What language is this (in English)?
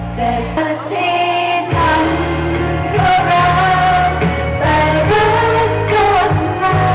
Thai